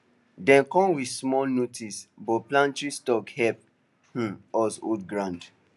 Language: Nigerian Pidgin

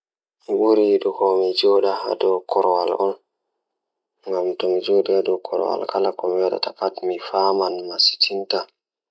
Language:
Fula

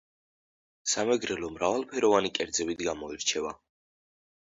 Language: Georgian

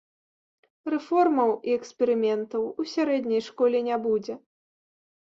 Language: Belarusian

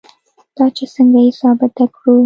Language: Pashto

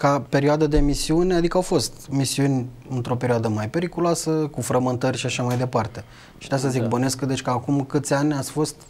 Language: Romanian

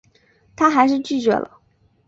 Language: Chinese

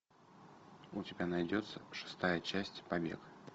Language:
Russian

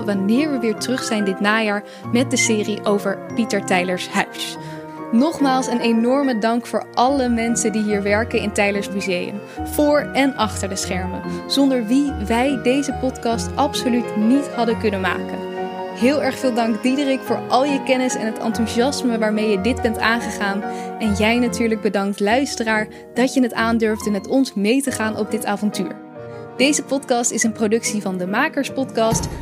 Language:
Dutch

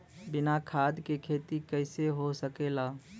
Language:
Bhojpuri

